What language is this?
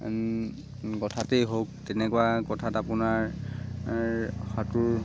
Assamese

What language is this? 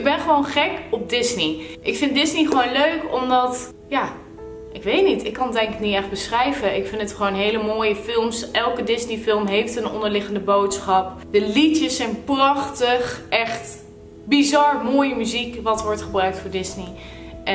Dutch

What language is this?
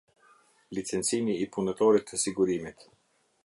Albanian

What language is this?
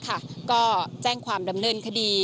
Thai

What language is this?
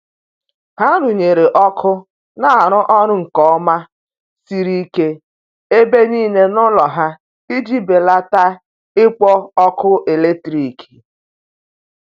Igbo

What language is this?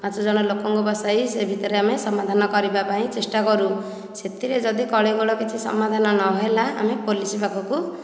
Odia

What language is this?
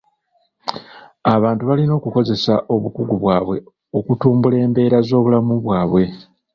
Ganda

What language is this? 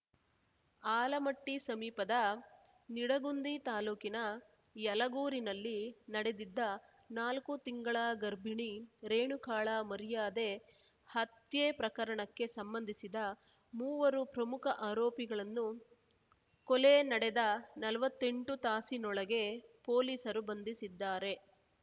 Kannada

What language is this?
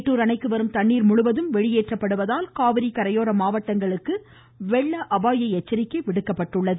Tamil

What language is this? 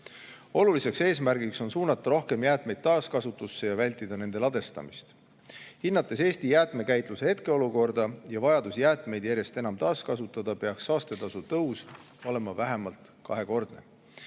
Estonian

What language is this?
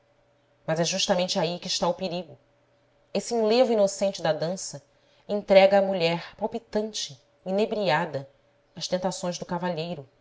Portuguese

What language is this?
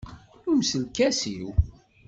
Kabyle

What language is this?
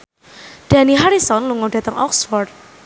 Javanese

